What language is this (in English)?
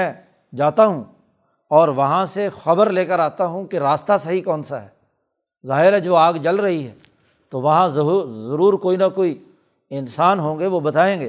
Urdu